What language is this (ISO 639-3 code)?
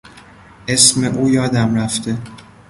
fas